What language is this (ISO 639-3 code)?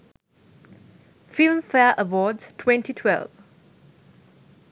sin